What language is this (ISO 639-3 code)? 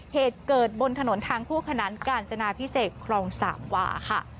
tha